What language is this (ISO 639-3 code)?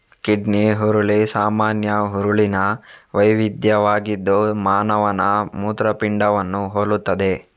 kan